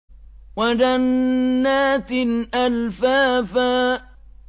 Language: Arabic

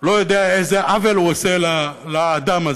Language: Hebrew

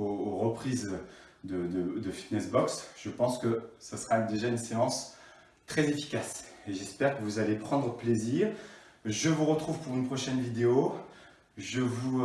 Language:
French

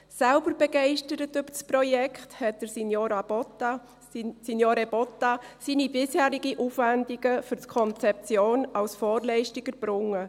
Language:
Swiss German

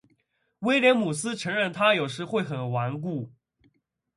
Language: Chinese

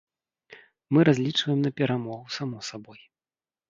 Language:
Belarusian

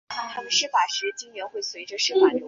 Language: Chinese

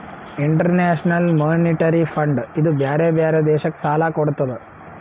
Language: Kannada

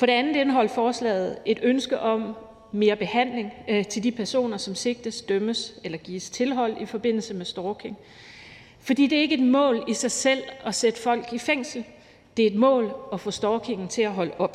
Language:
Danish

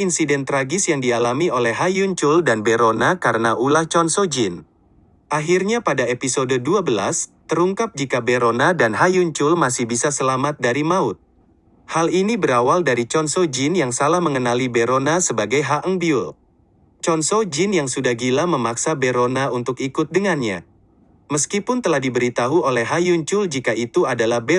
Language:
Indonesian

